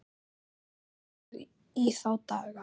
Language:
Icelandic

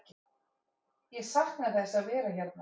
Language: Icelandic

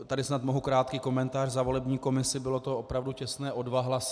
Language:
Czech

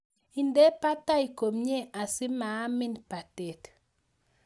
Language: Kalenjin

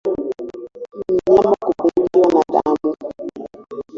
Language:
Swahili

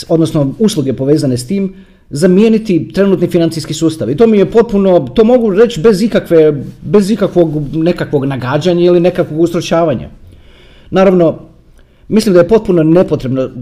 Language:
Croatian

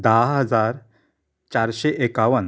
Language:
Konkani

